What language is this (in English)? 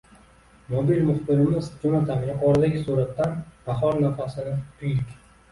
Uzbek